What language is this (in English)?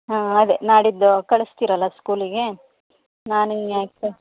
Kannada